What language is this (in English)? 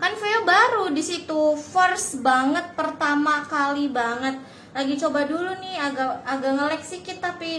Indonesian